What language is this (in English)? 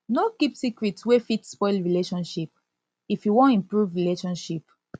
Nigerian Pidgin